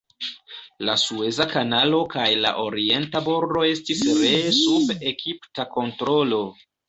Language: Esperanto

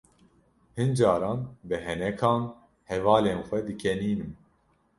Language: Kurdish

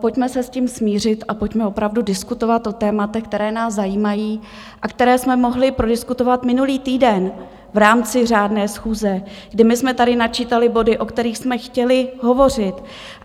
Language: Czech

